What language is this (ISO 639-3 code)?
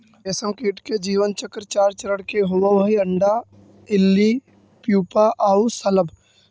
mag